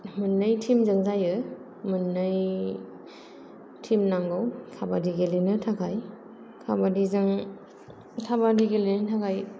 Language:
Bodo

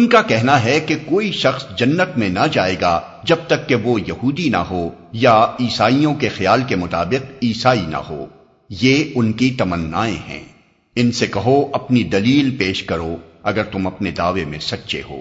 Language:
Urdu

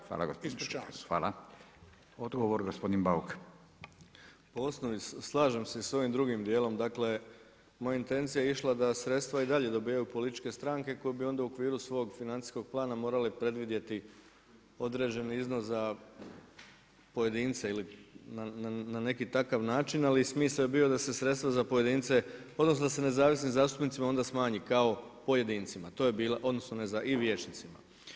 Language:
Croatian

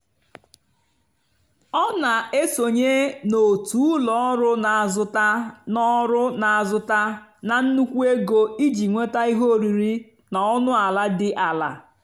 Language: Igbo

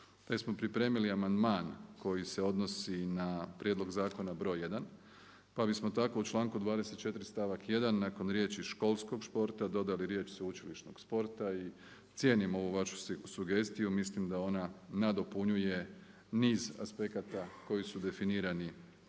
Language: Croatian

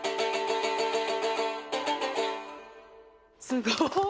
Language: Japanese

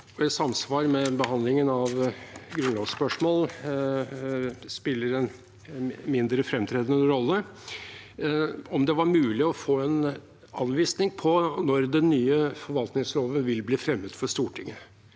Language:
Norwegian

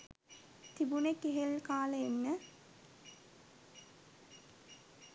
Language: Sinhala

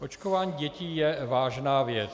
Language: Czech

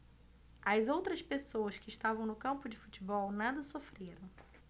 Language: Portuguese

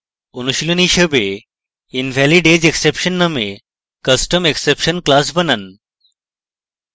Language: Bangla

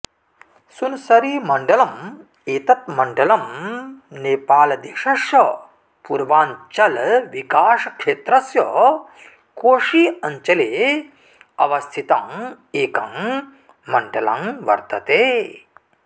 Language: Sanskrit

